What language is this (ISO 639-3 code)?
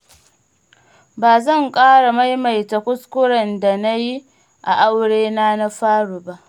hau